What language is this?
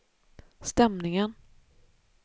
Swedish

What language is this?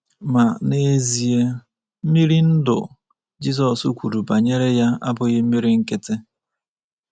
Igbo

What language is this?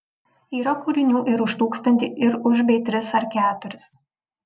Lithuanian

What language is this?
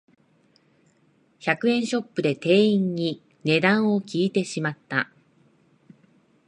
Japanese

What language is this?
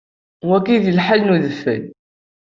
Kabyle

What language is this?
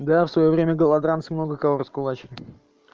Russian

